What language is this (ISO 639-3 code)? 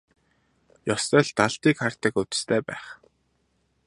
mon